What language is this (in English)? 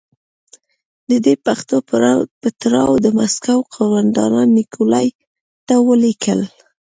Pashto